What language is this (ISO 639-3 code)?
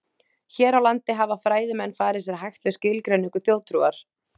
isl